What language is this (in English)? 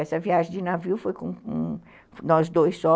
Portuguese